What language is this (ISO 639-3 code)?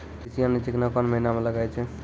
mai